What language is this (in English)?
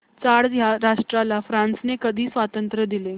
Marathi